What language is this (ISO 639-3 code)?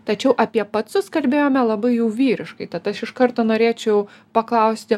lit